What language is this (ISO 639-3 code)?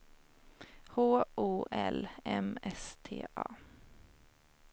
swe